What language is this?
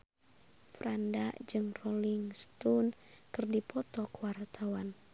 Sundanese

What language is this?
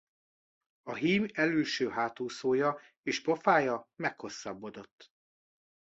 Hungarian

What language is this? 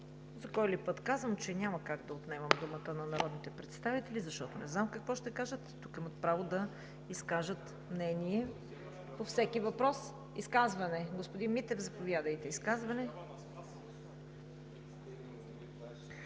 Bulgarian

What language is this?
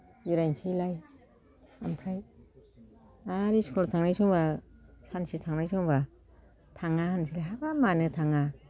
Bodo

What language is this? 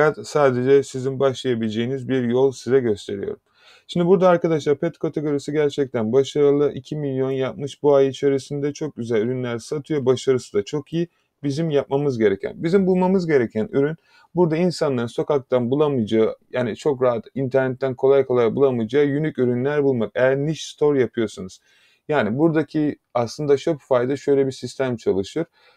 Turkish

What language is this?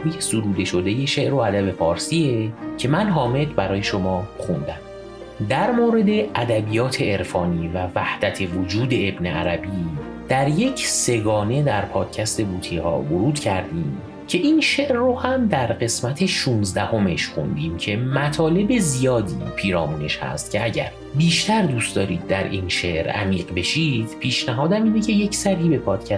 Persian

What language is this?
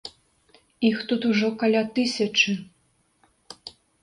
Belarusian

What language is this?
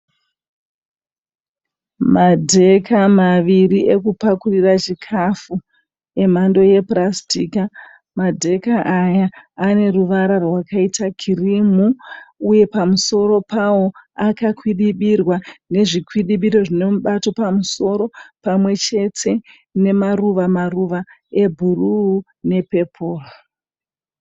Shona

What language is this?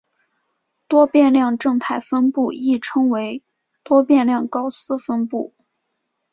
Chinese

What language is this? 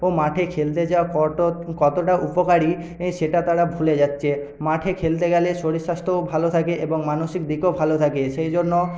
Bangla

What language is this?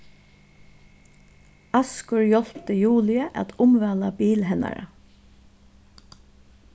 Faroese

